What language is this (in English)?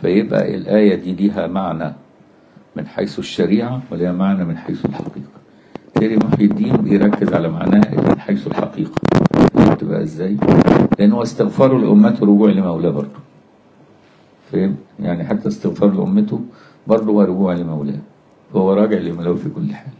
Arabic